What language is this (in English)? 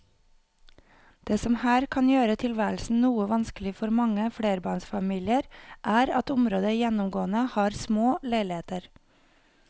Norwegian